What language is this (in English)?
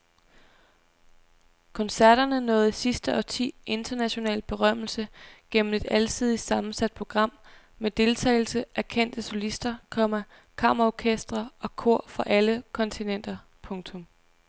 Danish